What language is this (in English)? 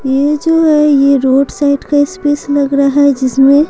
Hindi